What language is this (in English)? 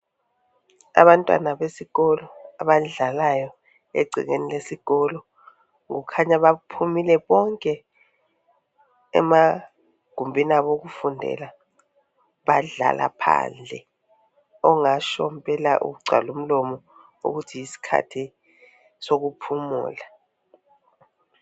North Ndebele